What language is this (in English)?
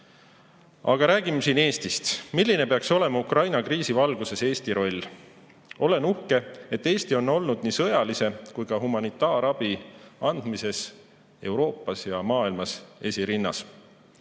Estonian